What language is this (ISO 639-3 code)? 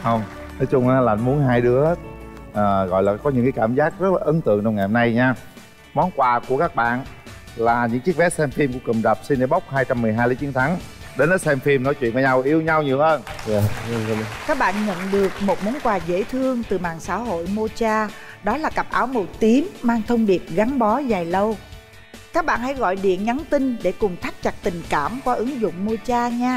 vie